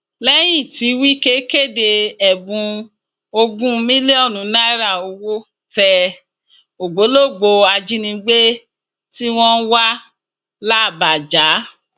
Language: Yoruba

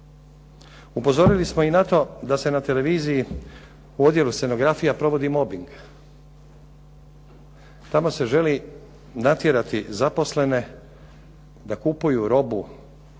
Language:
Croatian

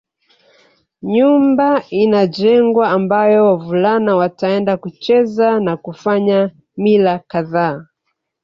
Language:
Swahili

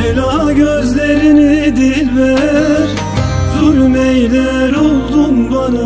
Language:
Turkish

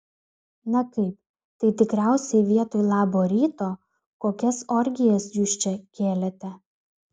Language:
Lithuanian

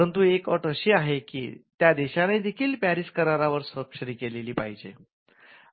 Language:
Marathi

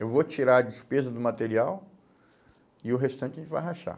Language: Portuguese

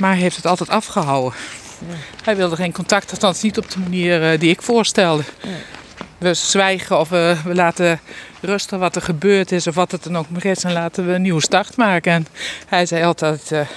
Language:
Dutch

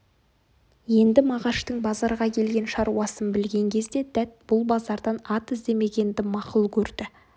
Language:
Kazakh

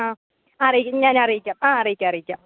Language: Malayalam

